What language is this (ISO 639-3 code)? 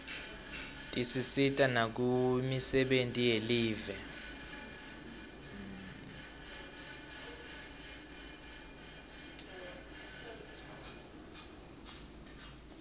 ssw